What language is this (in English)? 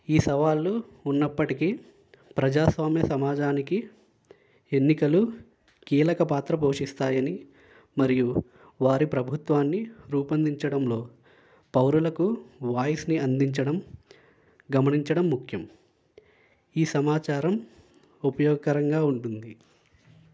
Telugu